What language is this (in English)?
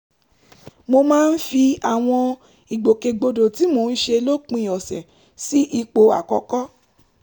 Yoruba